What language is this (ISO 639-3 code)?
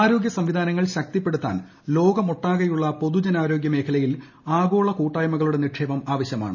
mal